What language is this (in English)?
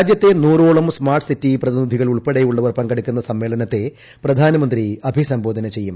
Malayalam